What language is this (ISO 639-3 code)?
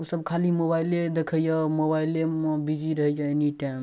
mai